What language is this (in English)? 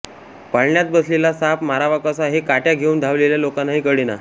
Marathi